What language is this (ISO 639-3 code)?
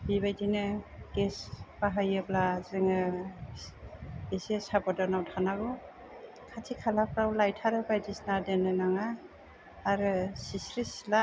brx